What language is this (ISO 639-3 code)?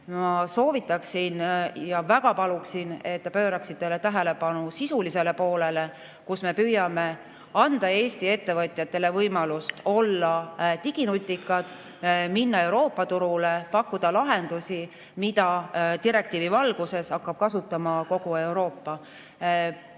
est